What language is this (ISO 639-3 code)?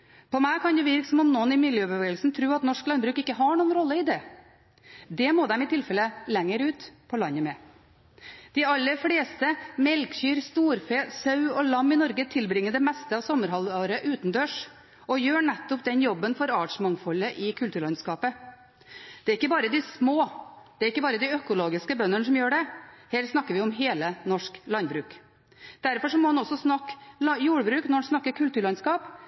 nob